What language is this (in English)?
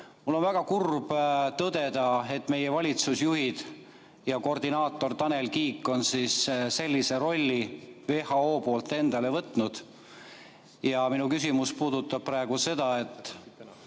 Estonian